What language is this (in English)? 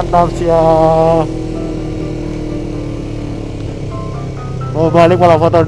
Indonesian